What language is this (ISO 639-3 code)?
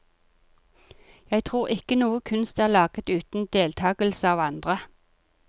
nor